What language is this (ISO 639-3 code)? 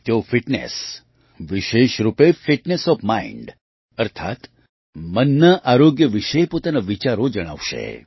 guj